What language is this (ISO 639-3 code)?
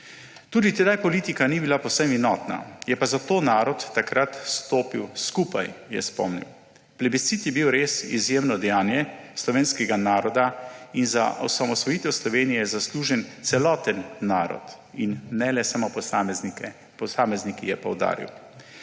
slv